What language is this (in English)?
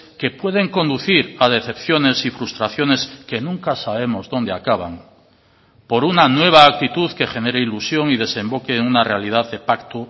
Spanish